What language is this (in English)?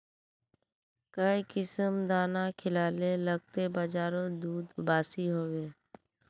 Magahi